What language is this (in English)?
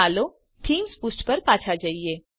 Gujarati